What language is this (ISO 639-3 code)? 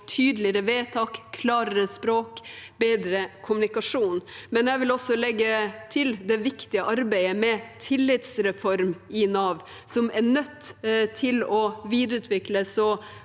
nor